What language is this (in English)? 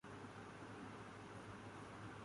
Urdu